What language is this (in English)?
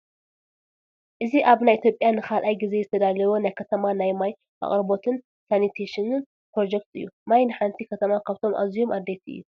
Tigrinya